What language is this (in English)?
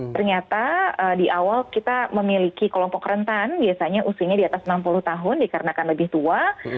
Indonesian